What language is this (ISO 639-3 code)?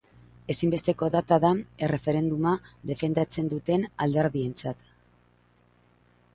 eus